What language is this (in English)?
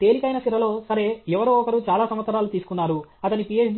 Telugu